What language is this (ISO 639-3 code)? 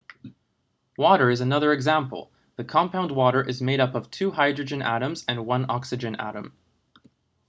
eng